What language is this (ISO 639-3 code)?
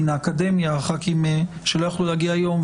heb